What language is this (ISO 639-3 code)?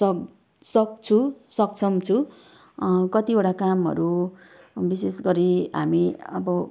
nep